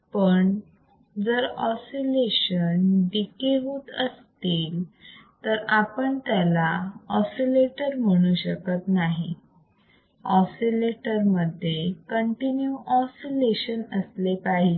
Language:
Marathi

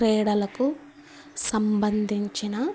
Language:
Telugu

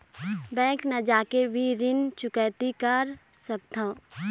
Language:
Chhattisgarhi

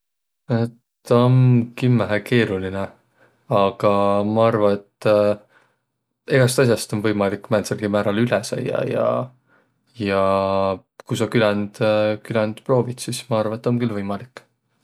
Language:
Võro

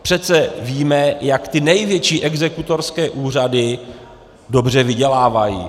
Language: Czech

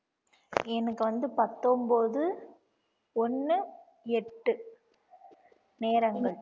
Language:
Tamil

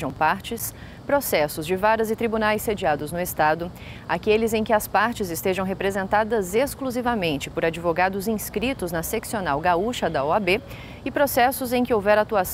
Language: Portuguese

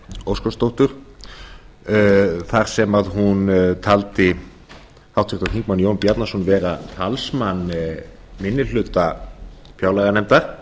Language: Icelandic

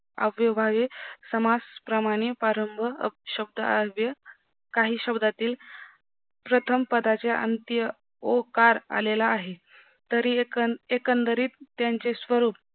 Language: Marathi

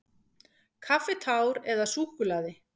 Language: Icelandic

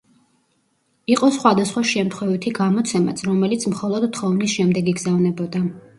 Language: Georgian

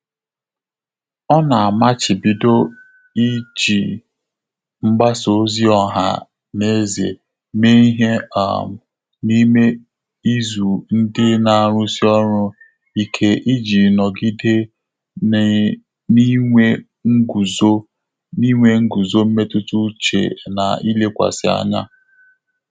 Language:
Igbo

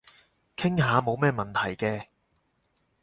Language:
Cantonese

